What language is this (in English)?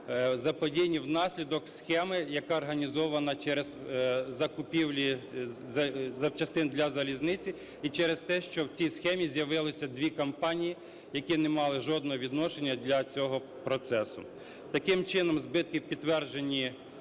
Ukrainian